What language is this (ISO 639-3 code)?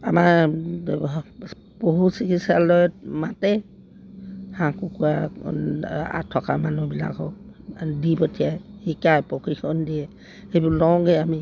asm